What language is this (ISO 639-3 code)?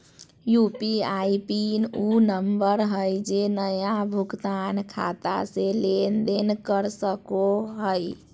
mag